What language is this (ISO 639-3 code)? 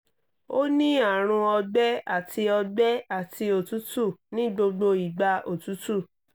yor